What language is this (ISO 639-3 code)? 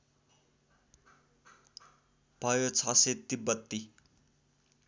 nep